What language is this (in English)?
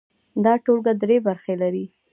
Pashto